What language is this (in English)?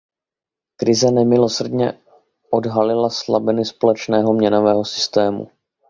Czech